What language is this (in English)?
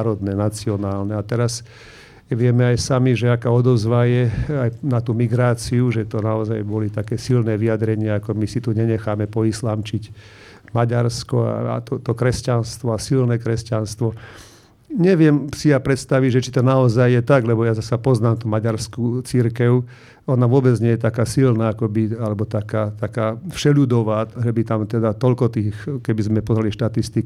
Slovak